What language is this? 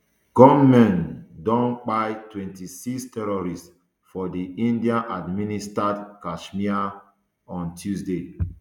Nigerian Pidgin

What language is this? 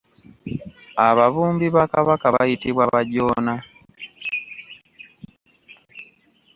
Ganda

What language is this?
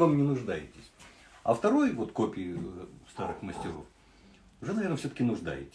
Russian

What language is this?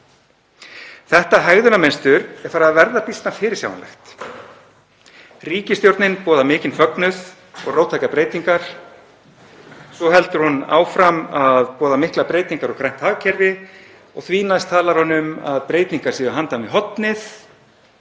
Icelandic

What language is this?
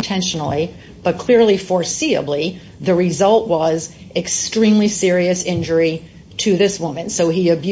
English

